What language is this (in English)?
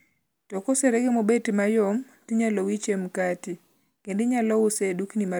Luo (Kenya and Tanzania)